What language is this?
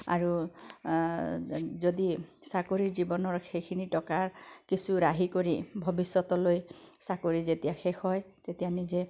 Assamese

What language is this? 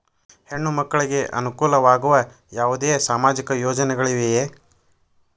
Kannada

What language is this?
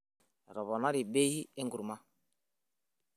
Masai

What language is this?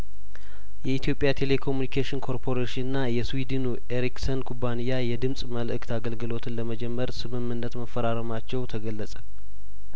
Amharic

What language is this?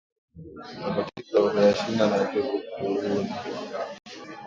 Swahili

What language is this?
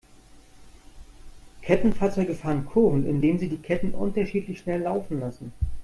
German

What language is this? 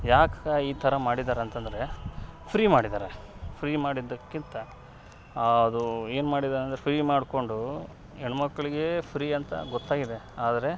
Kannada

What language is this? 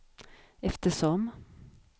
Swedish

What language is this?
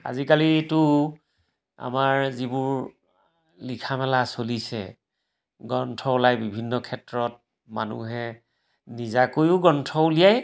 Assamese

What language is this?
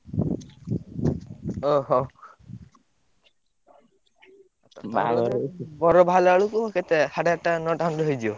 Odia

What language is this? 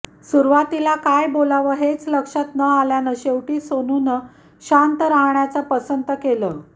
Marathi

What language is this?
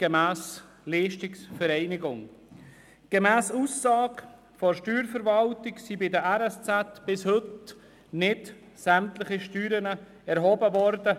Swiss German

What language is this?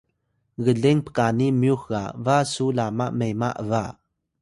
Atayal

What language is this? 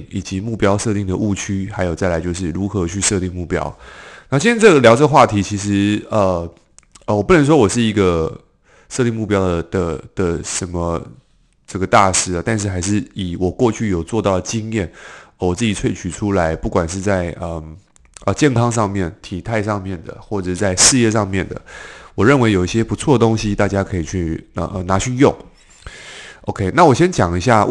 Chinese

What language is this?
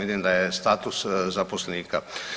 Croatian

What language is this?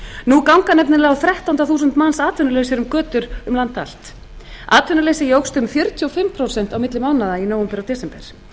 Icelandic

